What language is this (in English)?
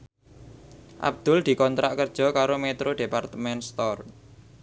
Javanese